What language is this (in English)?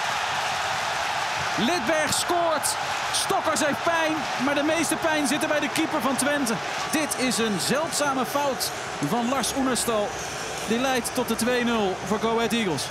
Dutch